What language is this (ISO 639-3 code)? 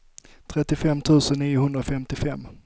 swe